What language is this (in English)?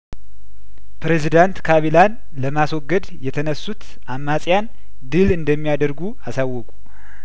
Amharic